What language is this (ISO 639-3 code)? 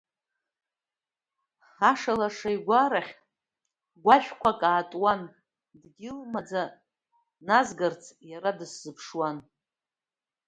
abk